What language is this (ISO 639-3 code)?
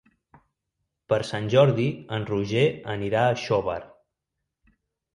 cat